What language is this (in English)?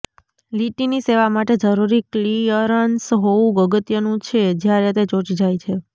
Gujarati